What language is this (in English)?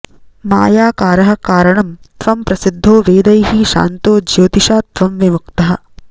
Sanskrit